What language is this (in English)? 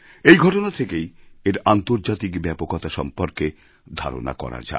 Bangla